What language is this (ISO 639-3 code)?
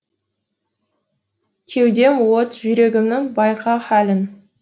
kaz